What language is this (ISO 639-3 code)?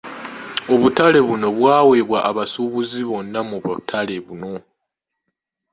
lug